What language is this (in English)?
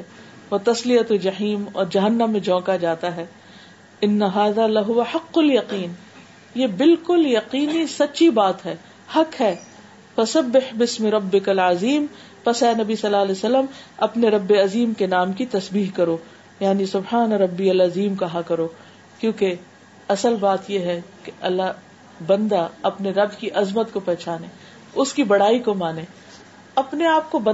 Urdu